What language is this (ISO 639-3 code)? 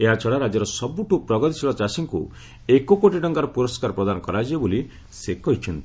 ori